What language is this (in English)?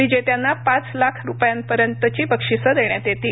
Marathi